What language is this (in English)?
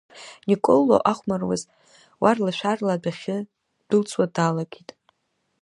Abkhazian